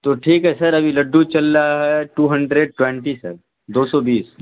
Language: Urdu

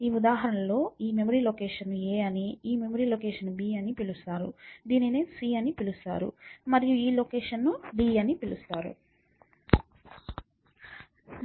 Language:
Telugu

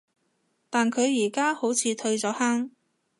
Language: Cantonese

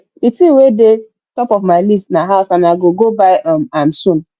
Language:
Nigerian Pidgin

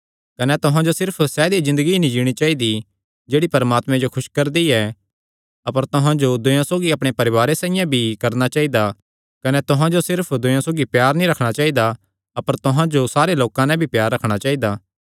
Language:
Kangri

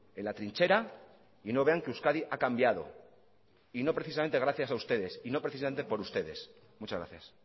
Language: Spanish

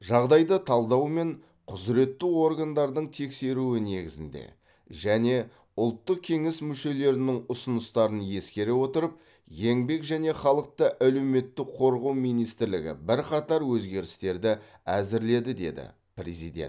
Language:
Kazakh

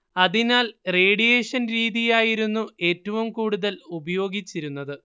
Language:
Malayalam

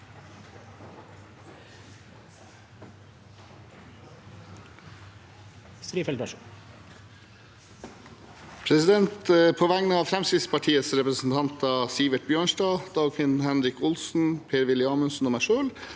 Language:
Norwegian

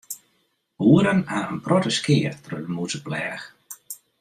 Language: Western Frisian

